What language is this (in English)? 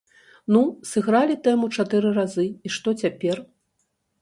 Belarusian